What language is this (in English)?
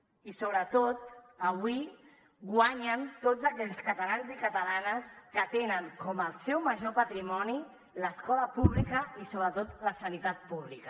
Catalan